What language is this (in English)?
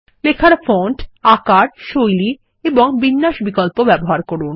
Bangla